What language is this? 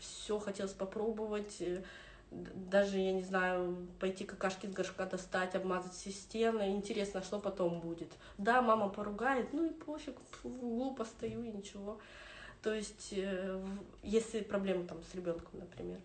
Russian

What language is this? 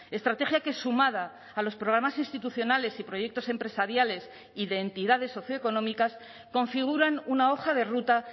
Spanish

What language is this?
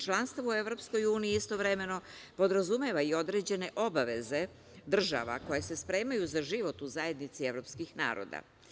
Serbian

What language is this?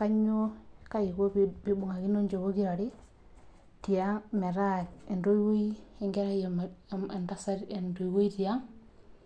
Masai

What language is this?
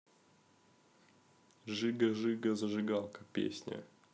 Russian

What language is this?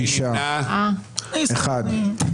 Hebrew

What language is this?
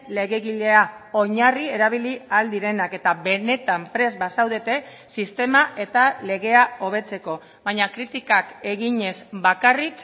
Basque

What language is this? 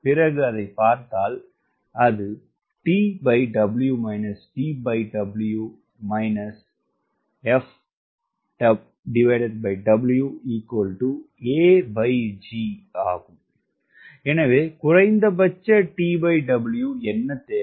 Tamil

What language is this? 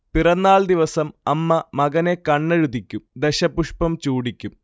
Malayalam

